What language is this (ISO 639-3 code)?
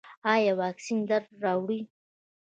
pus